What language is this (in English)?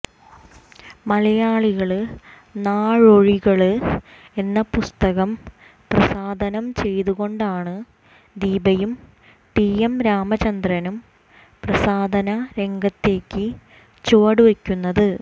Malayalam